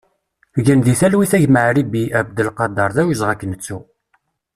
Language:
Kabyle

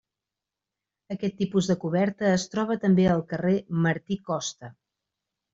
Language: Catalan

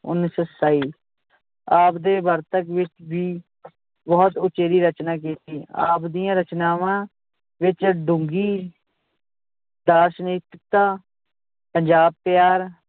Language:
Punjabi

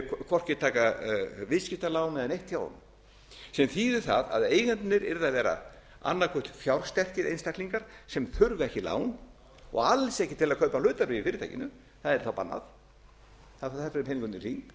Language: Icelandic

